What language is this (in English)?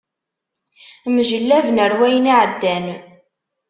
Kabyle